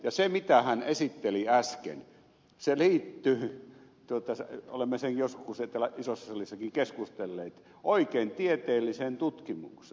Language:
Finnish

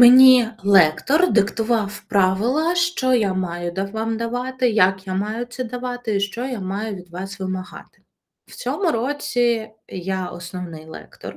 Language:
Ukrainian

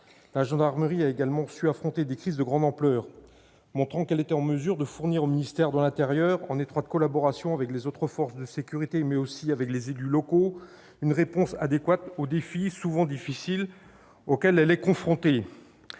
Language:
French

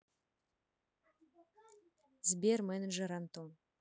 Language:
Russian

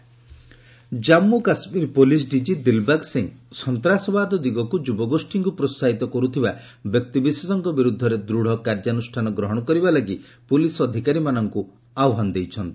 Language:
Odia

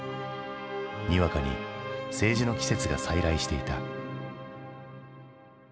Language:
Japanese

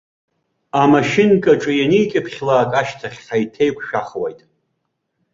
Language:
Abkhazian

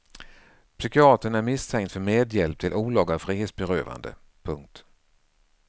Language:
Swedish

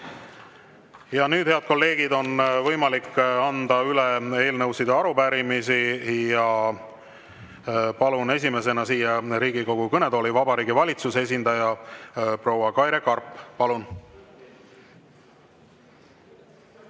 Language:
Estonian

